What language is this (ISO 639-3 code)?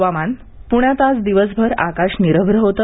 mar